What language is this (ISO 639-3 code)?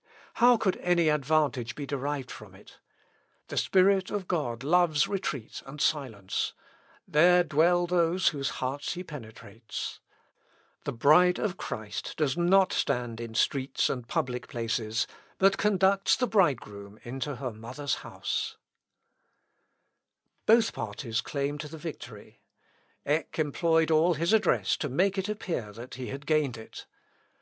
eng